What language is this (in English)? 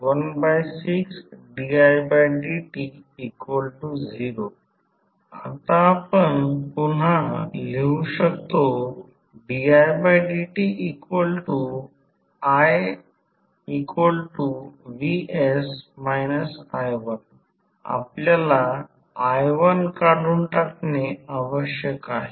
Marathi